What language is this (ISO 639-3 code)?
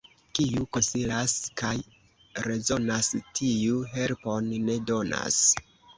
epo